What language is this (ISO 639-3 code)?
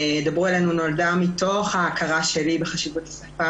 heb